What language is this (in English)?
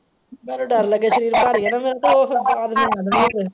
Punjabi